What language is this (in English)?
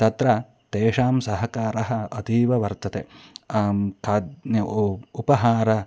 Sanskrit